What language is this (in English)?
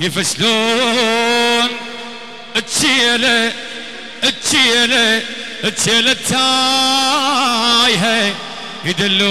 Arabic